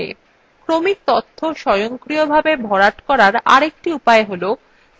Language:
Bangla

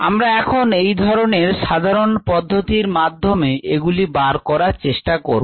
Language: Bangla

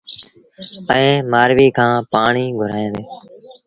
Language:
Sindhi Bhil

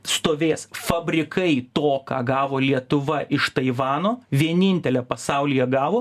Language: Lithuanian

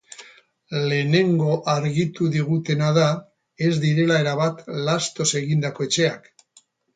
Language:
Basque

